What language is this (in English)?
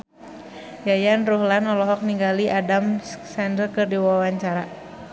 Sundanese